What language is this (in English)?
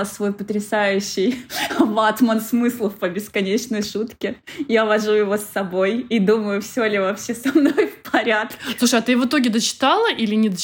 Russian